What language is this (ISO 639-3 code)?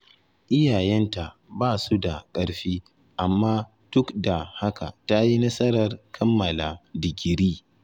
hau